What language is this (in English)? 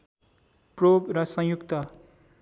Nepali